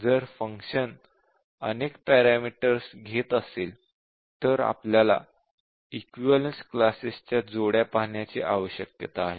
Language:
Marathi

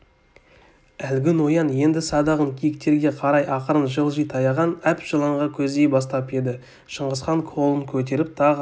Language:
Kazakh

